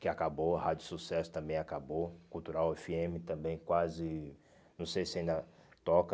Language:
Portuguese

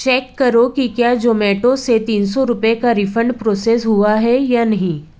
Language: Hindi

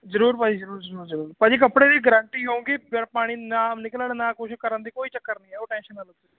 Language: Punjabi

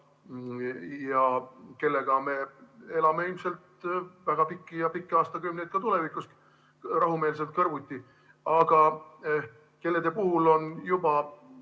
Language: Estonian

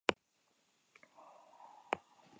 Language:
Basque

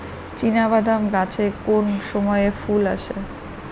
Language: Bangla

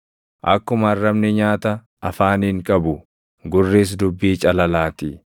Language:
Oromo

